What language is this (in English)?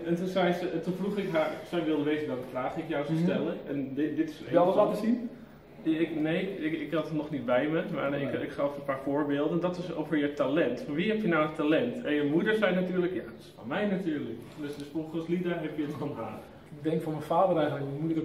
Dutch